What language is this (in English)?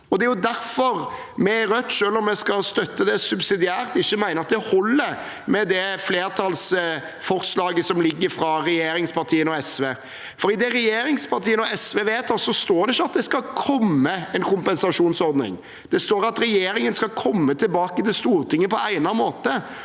Norwegian